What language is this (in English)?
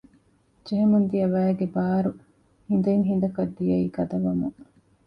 Divehi